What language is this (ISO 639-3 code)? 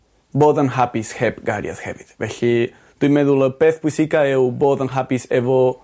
cym